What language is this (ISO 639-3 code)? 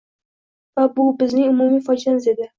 uzb